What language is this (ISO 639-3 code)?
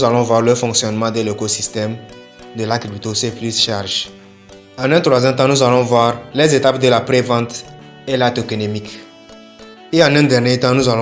fra